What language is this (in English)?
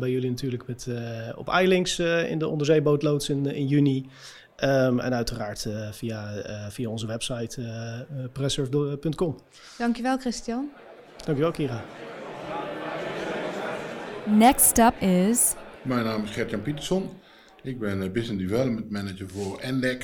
Dutch